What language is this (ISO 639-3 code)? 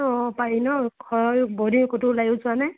asm